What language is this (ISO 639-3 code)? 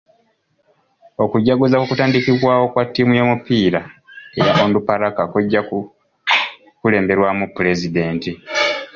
lug